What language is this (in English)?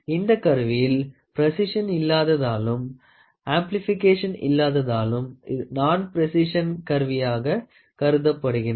Tamil